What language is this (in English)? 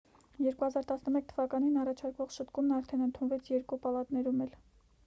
Armenian